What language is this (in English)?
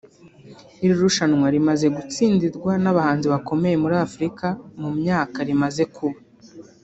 Kinyarwanda